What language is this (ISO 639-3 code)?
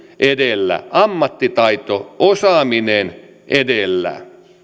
fin